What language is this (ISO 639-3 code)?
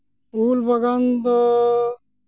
sat